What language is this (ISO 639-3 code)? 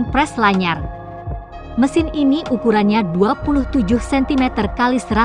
ind